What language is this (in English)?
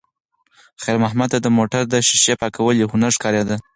Pashto